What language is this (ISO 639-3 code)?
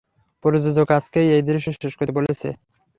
ben